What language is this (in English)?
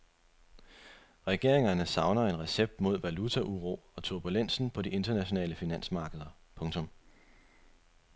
Danish